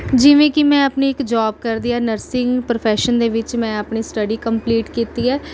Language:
Punjabi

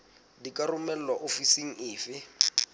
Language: Southern Sotho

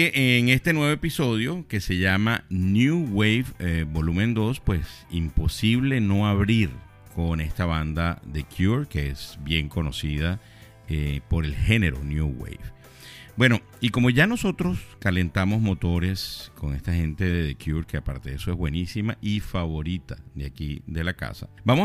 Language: Spanish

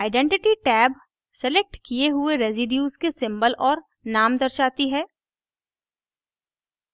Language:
Hindi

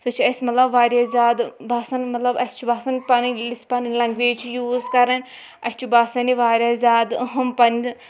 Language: Kashmiri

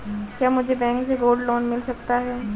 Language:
Hindi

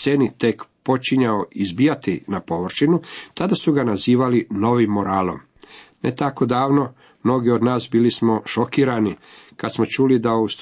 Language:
Croatian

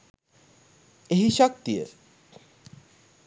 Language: Sinhala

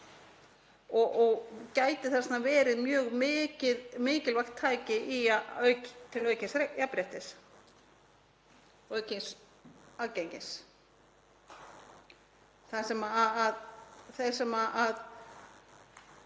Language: Icelandic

